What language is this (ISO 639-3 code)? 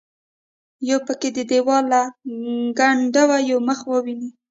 pus